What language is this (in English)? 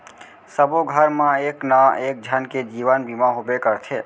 Chhattisgarhi